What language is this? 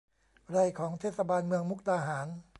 Thai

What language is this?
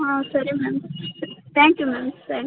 Kannada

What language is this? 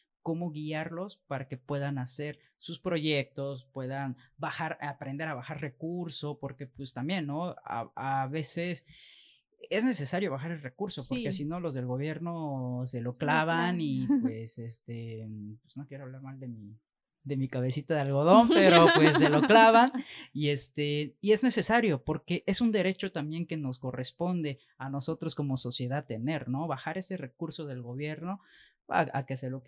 Spanish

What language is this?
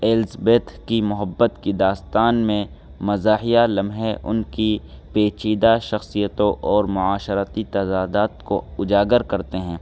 Urdu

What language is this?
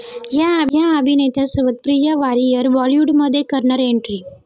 Marathi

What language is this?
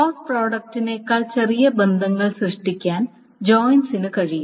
Malayalam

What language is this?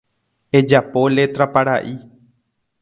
Guarani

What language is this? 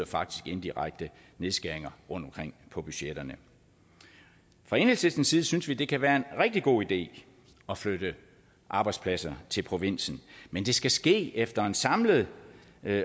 Danish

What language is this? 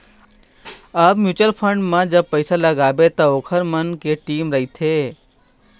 Chhattisgarhi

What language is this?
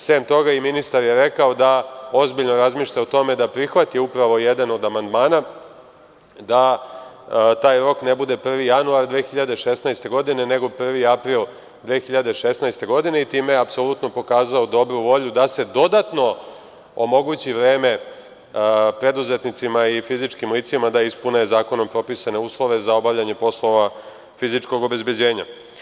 Serbian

